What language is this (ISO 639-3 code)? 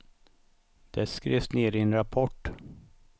swe